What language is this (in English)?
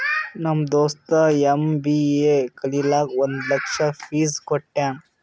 Kannada